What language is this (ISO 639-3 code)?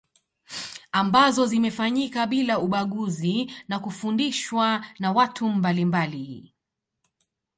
swa